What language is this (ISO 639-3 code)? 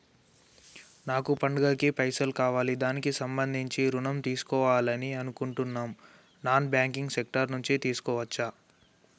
tel